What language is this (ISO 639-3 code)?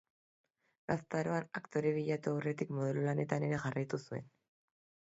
eus